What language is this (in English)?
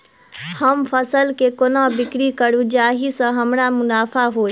Maithili